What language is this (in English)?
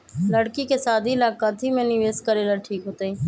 Magahi